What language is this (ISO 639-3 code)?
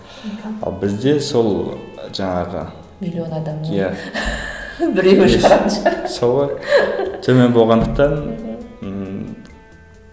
kaz